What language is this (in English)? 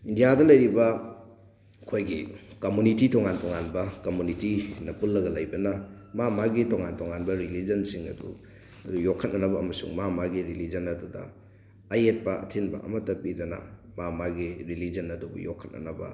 Manipuri